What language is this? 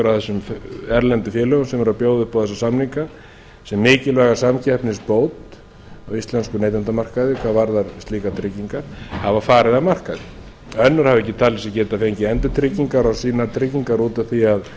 Icelandic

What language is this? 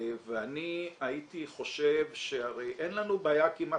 Hebrew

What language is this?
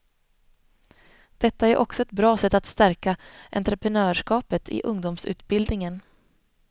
Swedish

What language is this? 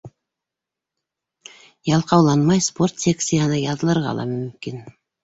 Bashkir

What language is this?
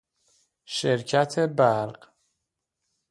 Persian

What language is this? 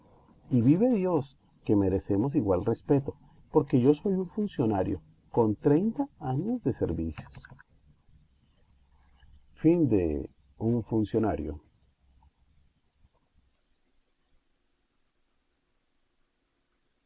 Spanish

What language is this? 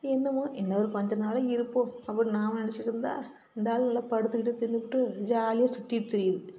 Tamil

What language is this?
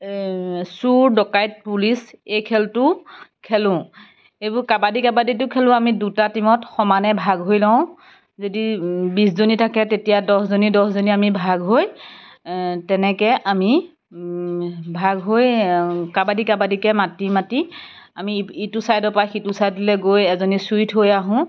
Assamese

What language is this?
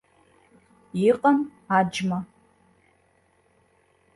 Abkhazian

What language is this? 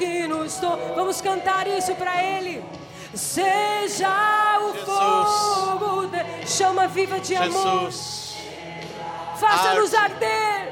Portuguese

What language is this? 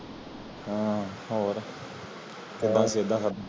Punjabi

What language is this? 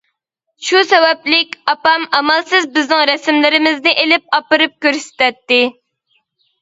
Uyghur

